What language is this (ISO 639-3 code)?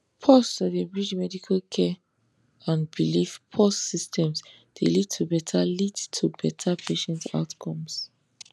pcm